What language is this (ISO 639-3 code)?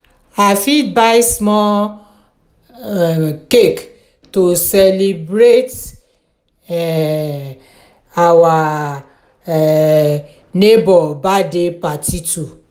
pcm